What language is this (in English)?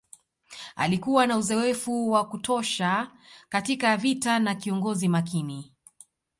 Swahili